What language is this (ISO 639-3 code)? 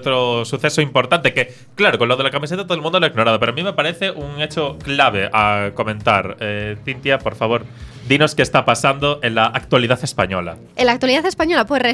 spa